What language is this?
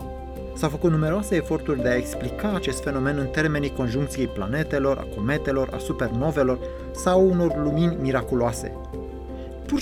Romanian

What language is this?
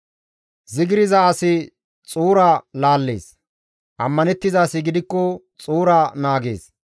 Gamo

